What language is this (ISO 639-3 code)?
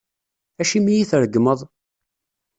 kab